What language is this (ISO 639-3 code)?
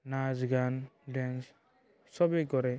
asm